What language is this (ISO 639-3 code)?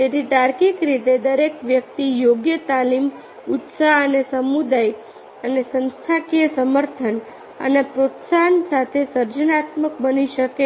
guj